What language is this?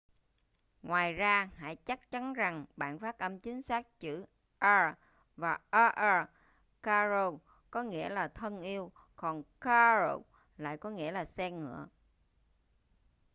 Vietnamese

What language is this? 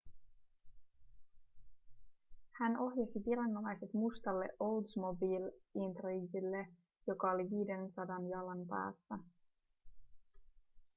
Finnish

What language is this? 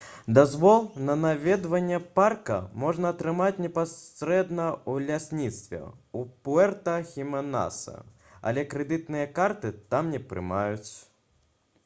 Belarusian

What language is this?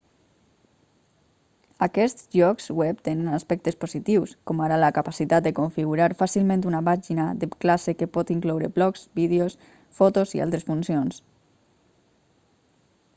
Catalan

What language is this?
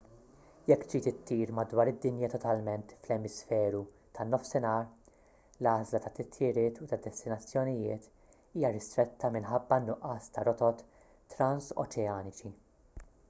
Maltese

